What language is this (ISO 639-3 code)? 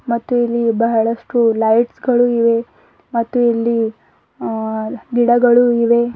kan